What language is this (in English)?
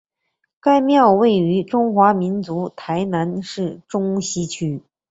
Chinese